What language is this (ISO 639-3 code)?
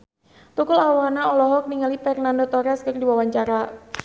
sun